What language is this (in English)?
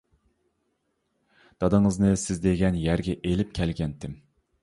Uyghur